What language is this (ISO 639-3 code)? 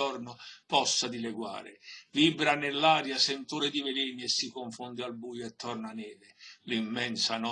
ita